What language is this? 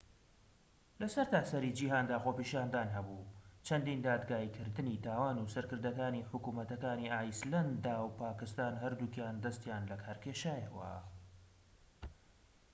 Central Kurdish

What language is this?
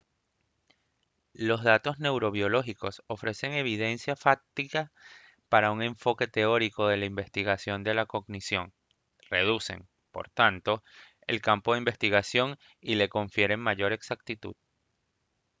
Spanish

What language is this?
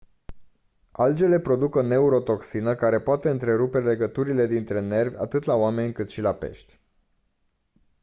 Romanian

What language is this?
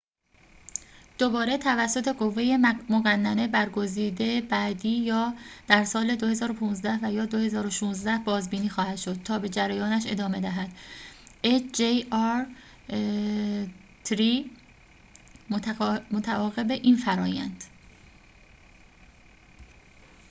Persian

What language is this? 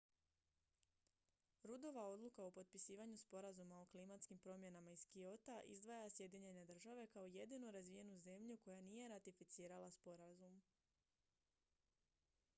Croatian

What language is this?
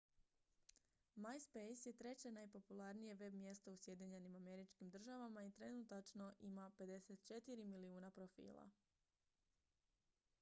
Croatian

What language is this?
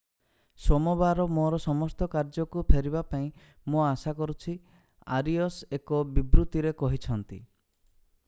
Odia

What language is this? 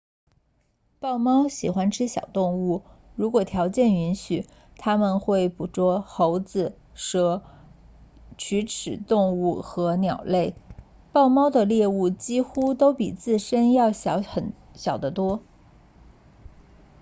Chinese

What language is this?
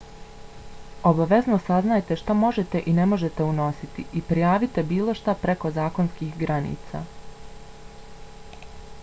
Bosnian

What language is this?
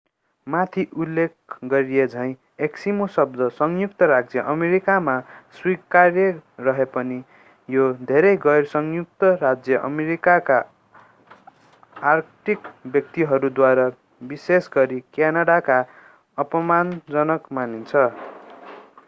Nepali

